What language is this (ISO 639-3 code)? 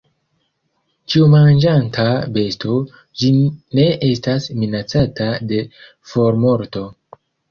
epo